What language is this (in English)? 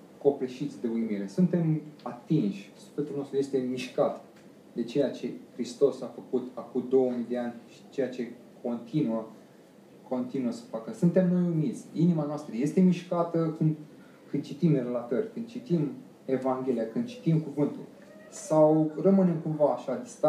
Romanian